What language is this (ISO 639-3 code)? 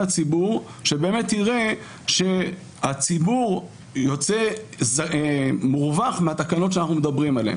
heb